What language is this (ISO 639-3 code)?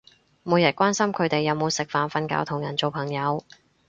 yue